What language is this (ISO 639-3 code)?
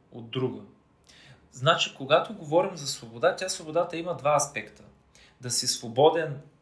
bul